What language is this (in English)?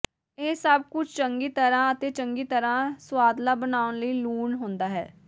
Punjabi